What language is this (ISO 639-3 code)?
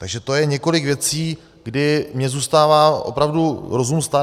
ces